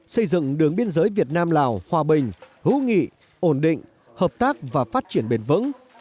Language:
Vietnamese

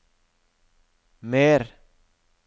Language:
Norwegian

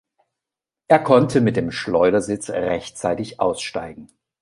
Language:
German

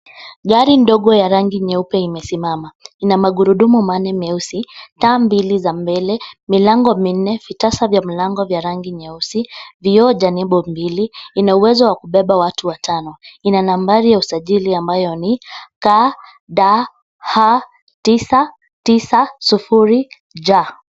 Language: Swahili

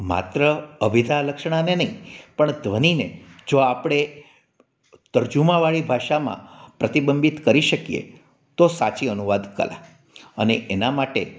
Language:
Gujarati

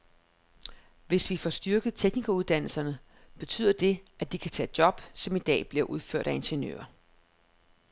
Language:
Danish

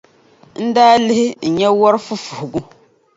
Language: Dagbani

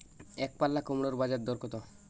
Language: Bangla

